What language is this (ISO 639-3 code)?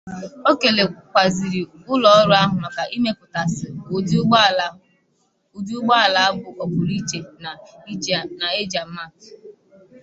ibo